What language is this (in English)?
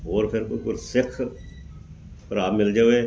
Punjabi